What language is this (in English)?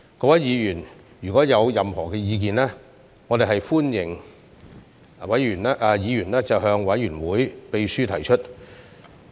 Cantonese